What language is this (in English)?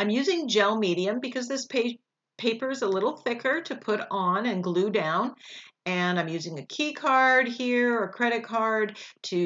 English